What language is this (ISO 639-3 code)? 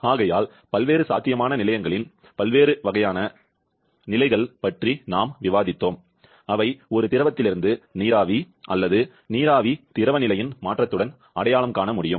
tam